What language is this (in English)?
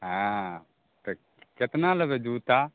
Maithili